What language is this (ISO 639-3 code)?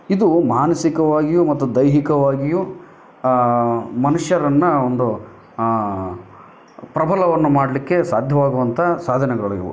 kan